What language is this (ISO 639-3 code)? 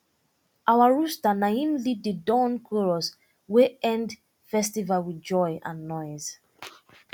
pcm